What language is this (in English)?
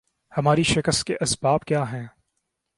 Urdu